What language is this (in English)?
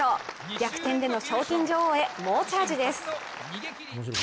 Japanese